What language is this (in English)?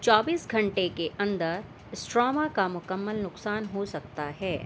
Urdu